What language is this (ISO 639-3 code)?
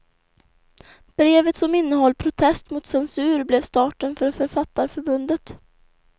swe